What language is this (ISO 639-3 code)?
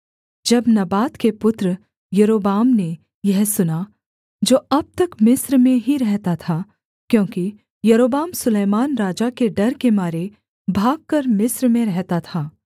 hin